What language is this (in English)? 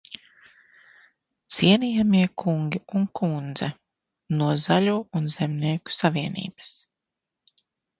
Latvian